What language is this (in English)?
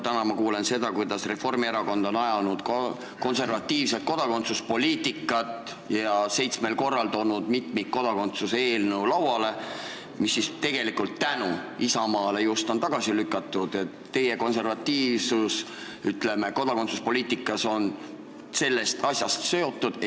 Estonian